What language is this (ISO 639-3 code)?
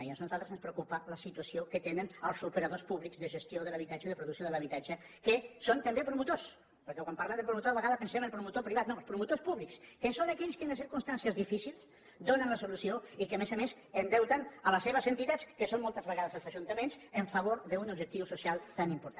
cat